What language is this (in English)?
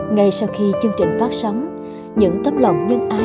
Vietnamese